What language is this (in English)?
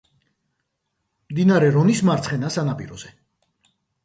Georgian